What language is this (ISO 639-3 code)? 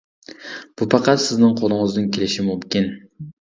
uig